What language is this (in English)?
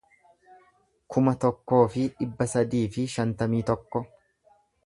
Oromo